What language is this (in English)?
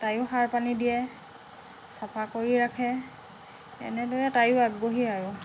Assamese